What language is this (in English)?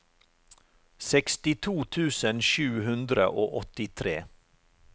Norwegian